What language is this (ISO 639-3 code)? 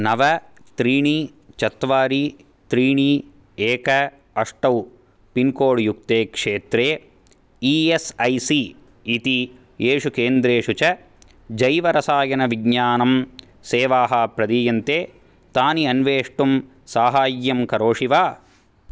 san